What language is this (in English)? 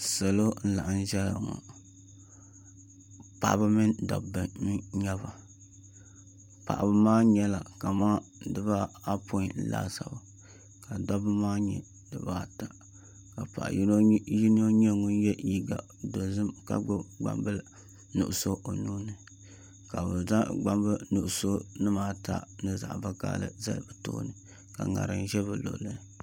Dagbani